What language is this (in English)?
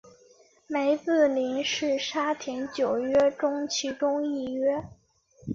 Chinese